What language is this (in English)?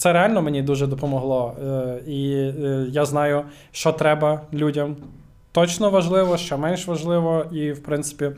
Ukrainian